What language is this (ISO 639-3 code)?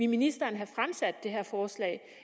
dan